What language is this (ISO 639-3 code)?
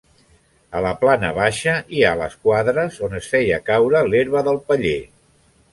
cat